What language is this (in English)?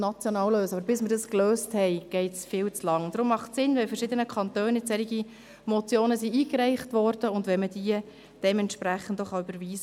Swiss German